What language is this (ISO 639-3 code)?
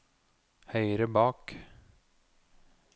nor